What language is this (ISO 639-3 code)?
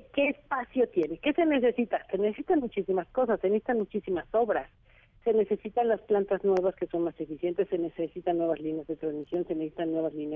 spa